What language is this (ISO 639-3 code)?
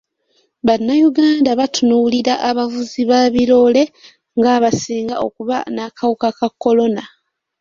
lug